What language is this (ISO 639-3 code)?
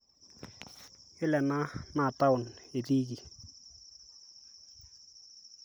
mas